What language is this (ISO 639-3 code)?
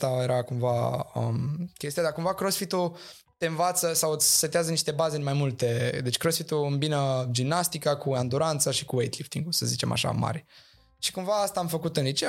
ron